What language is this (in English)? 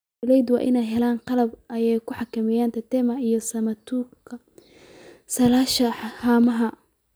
Somali